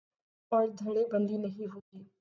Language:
Urdu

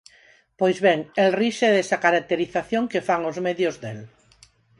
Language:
Galician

